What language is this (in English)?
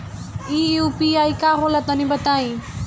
Bhojpuri